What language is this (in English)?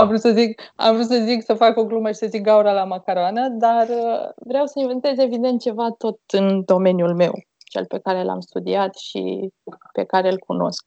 Romanian